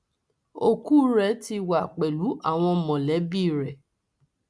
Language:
Yoruba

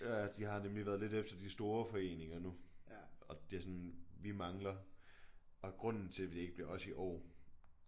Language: Danish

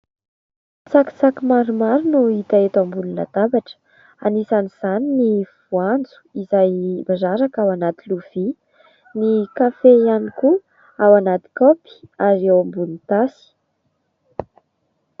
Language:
Malagasy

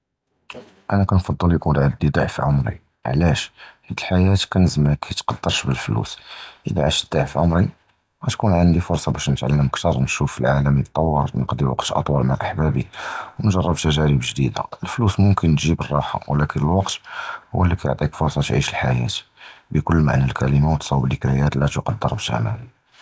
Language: Judeo-Arabic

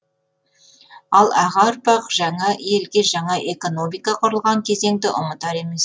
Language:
Kazakh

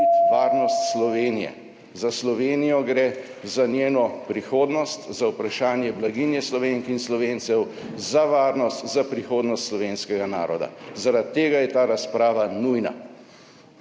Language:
Slovenian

